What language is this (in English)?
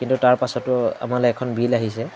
Assamese